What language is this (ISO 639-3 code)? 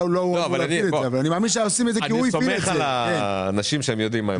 heb